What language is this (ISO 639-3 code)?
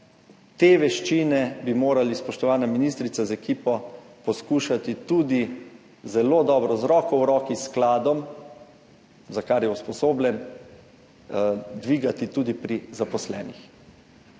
slv